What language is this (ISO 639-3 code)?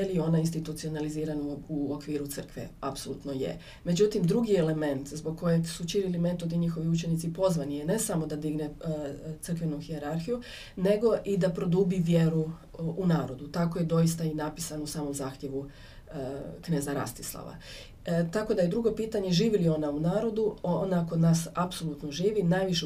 hrv